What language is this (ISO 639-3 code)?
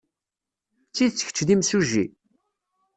kab